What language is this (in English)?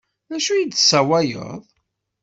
Kabyle